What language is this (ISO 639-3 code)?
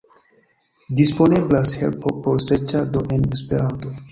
epo